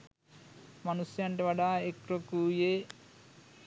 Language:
Sinhala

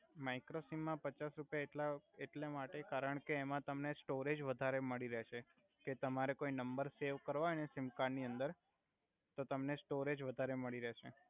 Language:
Gujarati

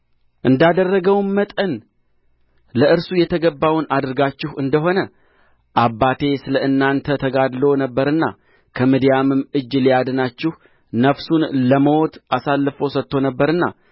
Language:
Amharic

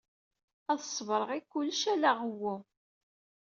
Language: Kabyle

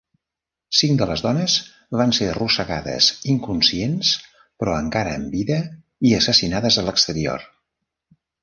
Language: Catalan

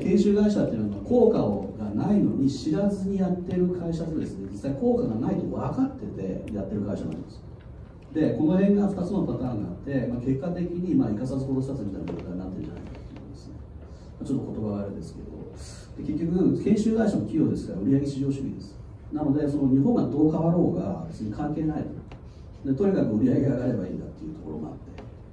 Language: Japanese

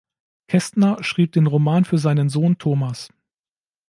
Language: German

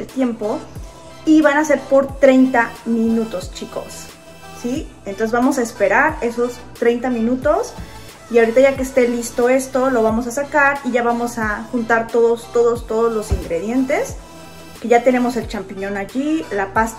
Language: Spanish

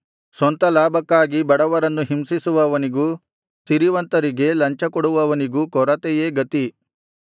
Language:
Kannada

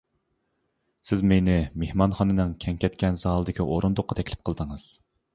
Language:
Uyghur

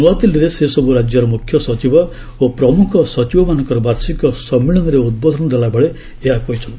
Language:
Odia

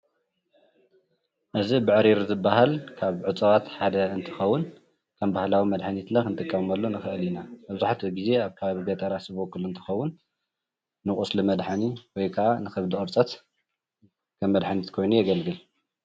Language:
Tigrinya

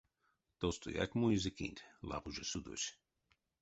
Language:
Erzya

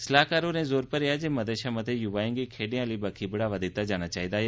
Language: Dogri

